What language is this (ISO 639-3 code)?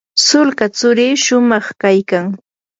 qur